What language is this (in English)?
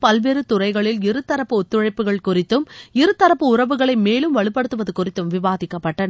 Tamil